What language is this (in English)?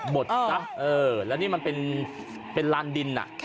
Thai